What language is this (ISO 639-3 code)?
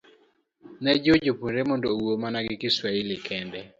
luo